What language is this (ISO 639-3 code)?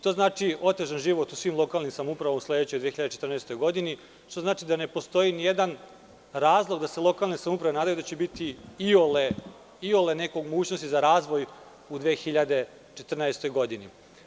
srp